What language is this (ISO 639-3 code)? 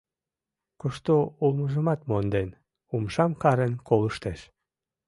chm